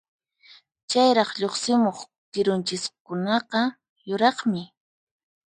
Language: Puno Quechua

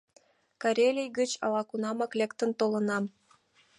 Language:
Mari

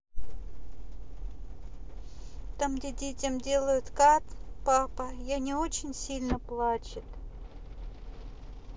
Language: Russian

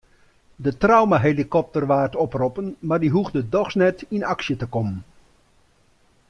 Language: Western Frisian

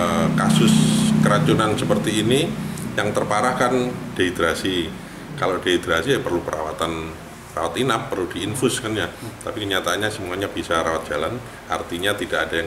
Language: Indonesian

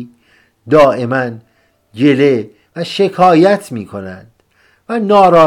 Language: Persian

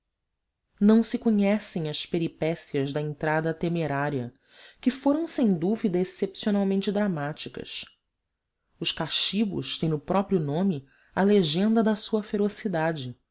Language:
Portuguese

